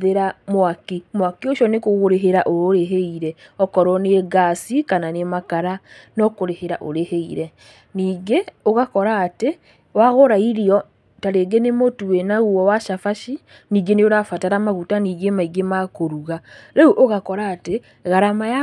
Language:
Kikuyu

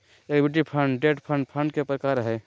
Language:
Magahi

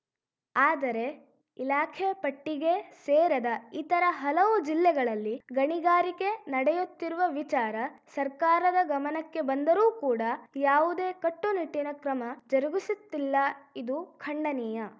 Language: Kannada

